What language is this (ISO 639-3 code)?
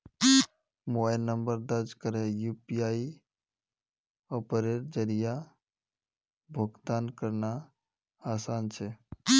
mag